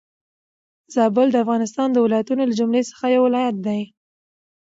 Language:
Pashto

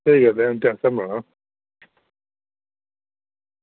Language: Dogri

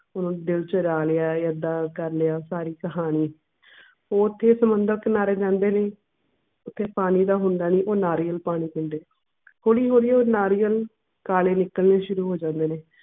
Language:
Punjabi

